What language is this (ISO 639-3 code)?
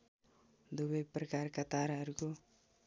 nep